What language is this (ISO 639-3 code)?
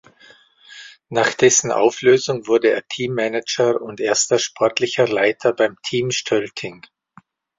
deu